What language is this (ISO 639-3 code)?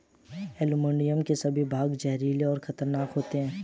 hin